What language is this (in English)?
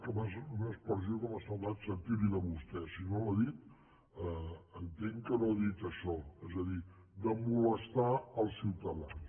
Catalan